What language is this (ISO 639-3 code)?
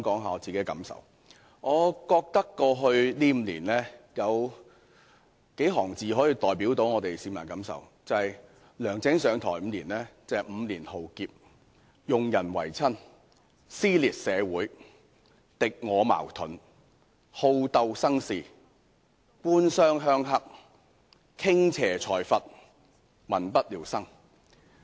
yue